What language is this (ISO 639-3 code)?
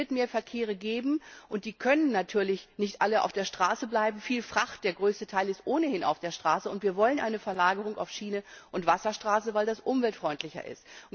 deu